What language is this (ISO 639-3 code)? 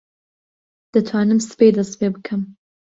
ckb